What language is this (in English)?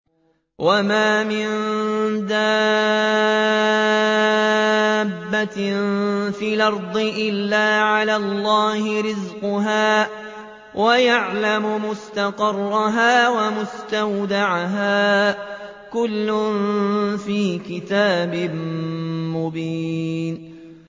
Arabic